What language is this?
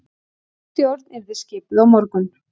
Icelandic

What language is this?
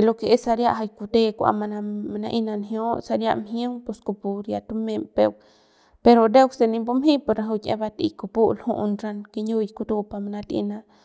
Central Pame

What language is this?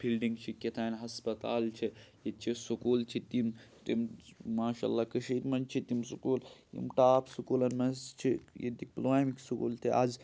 Kashmiri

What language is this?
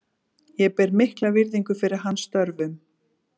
Icelandic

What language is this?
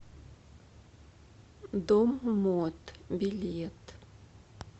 Russian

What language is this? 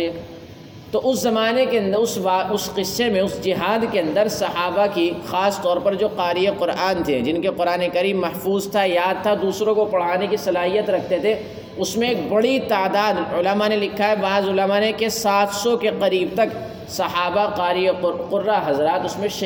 Urdu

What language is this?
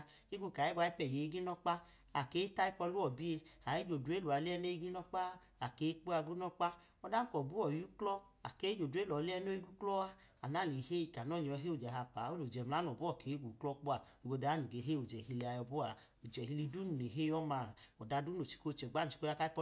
Idoma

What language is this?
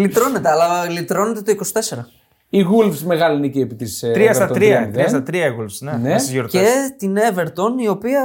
Greek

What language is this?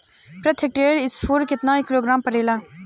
Bhojpuri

